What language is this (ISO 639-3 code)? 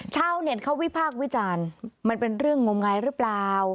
tha